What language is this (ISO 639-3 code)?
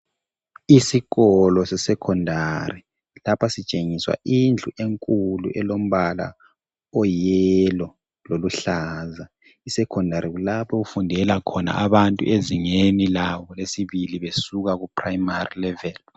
nde